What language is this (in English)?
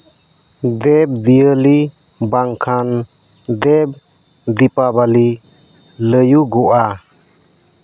Santali